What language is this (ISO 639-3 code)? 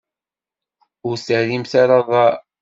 kab